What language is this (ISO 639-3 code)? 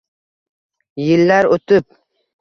uzb